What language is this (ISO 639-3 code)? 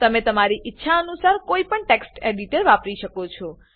guj